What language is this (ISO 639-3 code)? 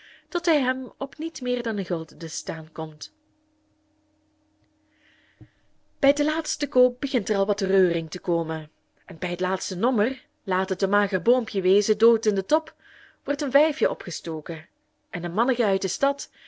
nld